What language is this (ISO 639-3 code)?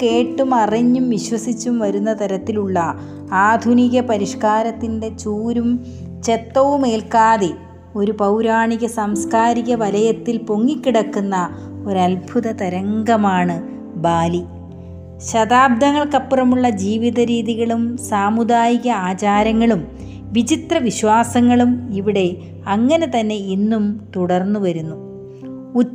mal